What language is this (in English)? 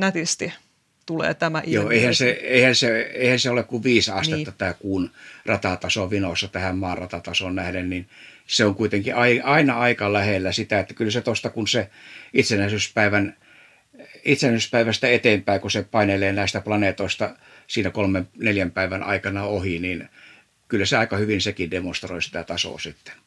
Finnish